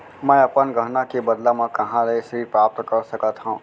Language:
Chhattisgarhi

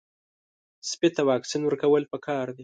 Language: Pashto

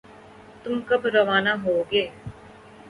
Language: Urdu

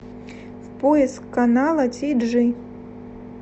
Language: Russian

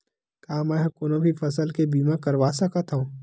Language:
Chhattisgarhi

